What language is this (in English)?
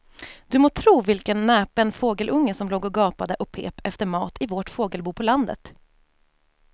Swedish